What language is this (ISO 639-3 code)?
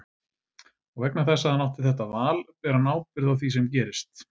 isl